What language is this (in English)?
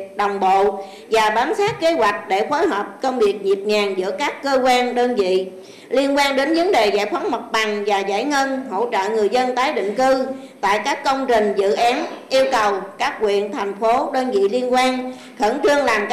Vietnamese